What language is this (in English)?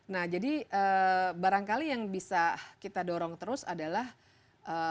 Indonesian